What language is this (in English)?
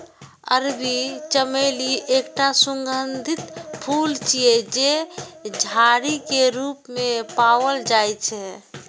Maithili